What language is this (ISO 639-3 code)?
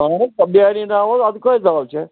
kas